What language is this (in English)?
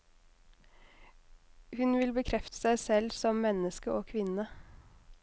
Norwegian